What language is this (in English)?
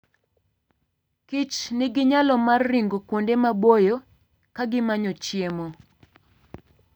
Luo (Kenya and Tanzania)